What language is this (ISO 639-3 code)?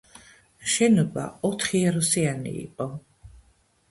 kat